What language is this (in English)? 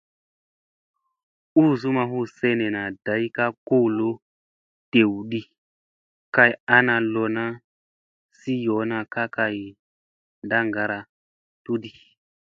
Musey